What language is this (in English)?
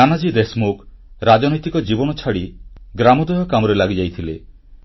Odia